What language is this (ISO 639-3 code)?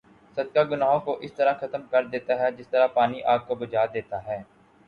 urd